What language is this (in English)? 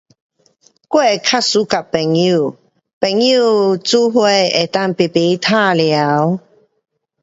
Pu-Xian Chinese